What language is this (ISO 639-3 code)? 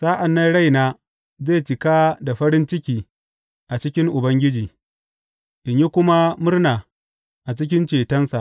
hau